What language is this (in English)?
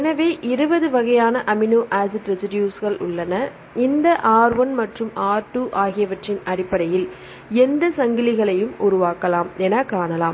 Tamil